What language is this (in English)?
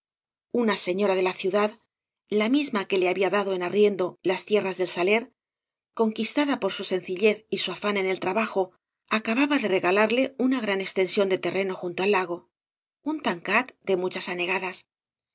Spanish